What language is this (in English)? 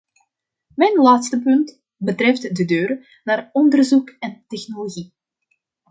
Dutch